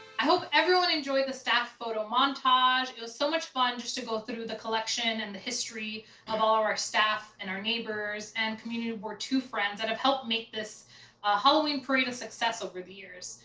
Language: English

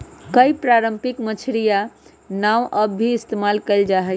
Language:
Magahi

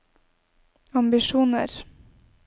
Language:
Norwegian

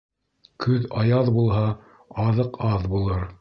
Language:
Bashkir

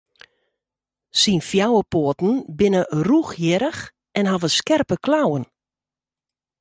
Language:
Western Frisian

